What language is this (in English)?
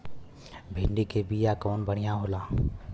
Bhojpuri